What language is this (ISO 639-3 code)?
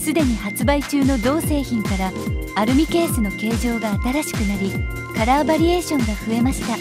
jpn